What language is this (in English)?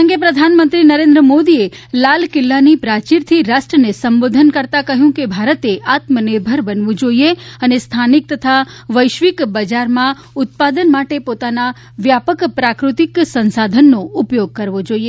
Gujarati